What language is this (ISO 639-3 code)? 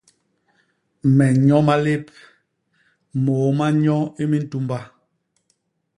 bas